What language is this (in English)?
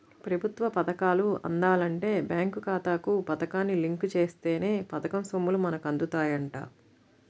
Telugu